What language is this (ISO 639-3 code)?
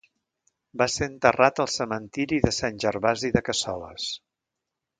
cat